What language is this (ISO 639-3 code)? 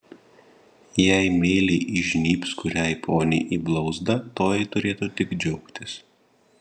lit